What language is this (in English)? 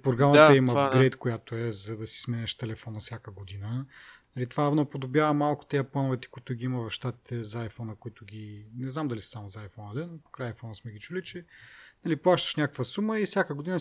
Bulgarian